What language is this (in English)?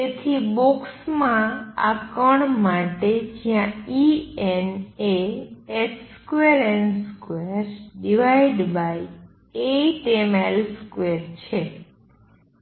Gujarati